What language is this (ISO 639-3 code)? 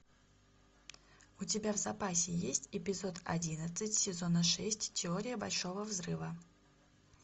rus